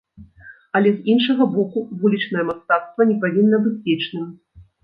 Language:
Belarusian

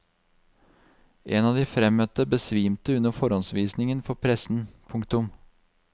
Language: Norwegian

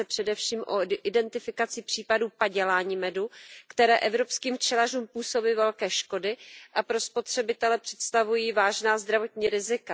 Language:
Czech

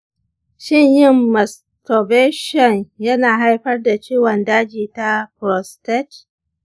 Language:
Hausa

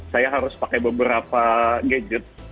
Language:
Indonesian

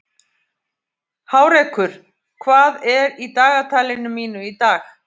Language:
Icelandic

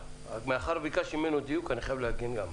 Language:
Hebrew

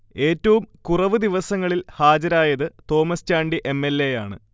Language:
Malayalam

